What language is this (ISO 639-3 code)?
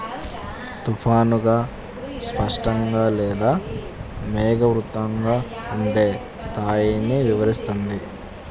tel